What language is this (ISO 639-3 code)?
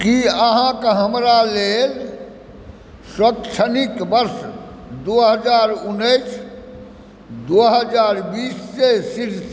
mai